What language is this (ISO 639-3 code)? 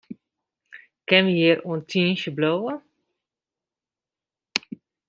fry